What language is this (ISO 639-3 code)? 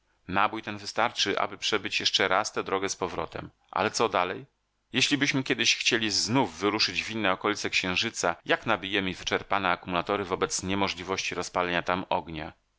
pol